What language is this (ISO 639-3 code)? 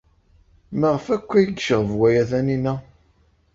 kab